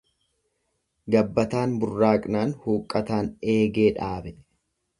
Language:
Oromo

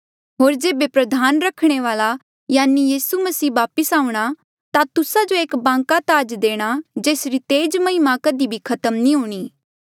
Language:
Mandeali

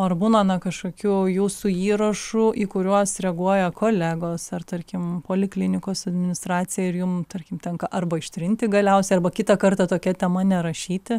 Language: Lithuanian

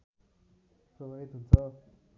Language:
Nepali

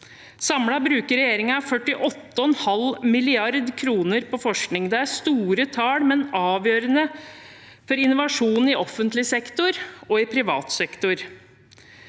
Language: Norwegian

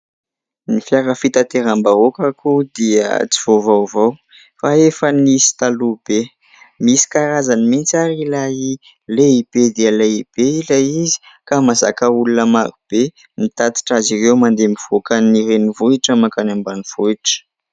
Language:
Malagasy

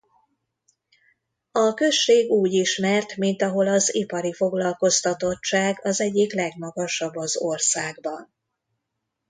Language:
Hungarian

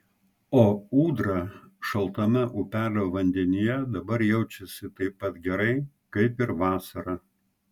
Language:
Lithuanian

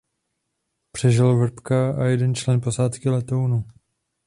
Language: Czech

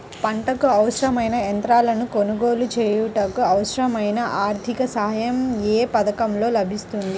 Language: Telugu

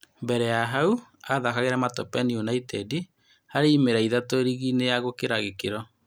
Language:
Kikuyu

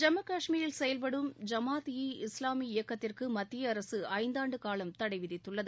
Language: Tamil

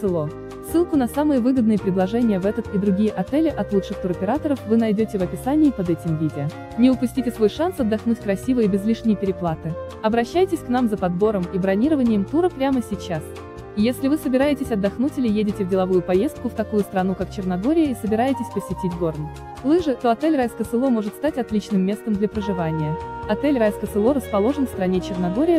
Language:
Russian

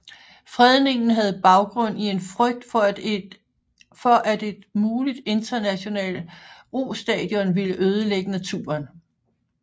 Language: Danish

